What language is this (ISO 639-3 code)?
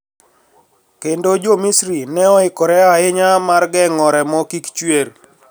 luo